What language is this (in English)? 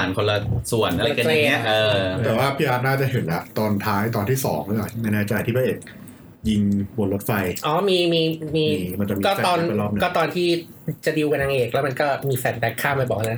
Thai